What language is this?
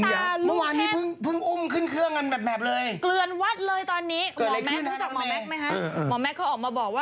Thai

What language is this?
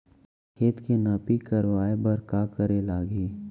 Chhattisgarhi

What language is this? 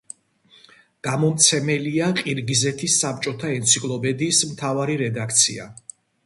Georgian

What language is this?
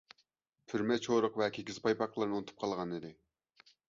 Uyghur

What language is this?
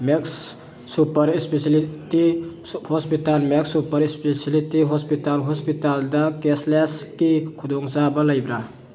Manipuri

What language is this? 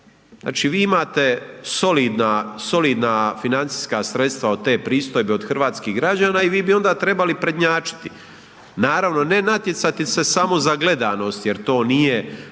Croatian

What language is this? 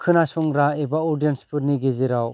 Bodo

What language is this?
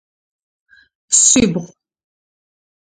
Adyghe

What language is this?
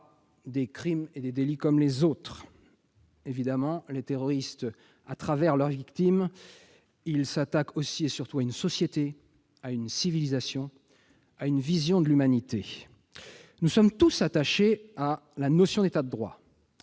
French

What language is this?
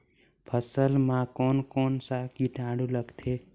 Chhattisgarhi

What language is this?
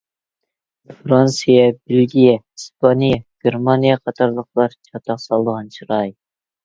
Uyghur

